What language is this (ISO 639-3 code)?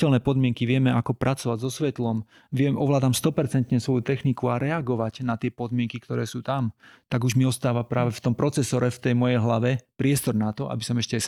slk